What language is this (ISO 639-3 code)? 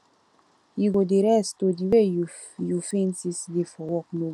pcm